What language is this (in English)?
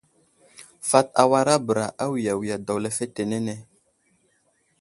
Wuzlam